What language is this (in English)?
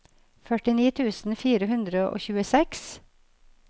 Norwegian